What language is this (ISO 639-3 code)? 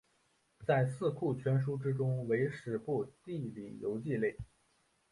zho